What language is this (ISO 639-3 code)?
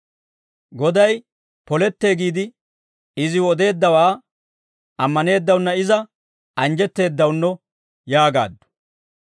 dwr